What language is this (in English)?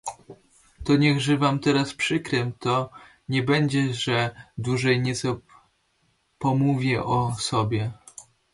Polish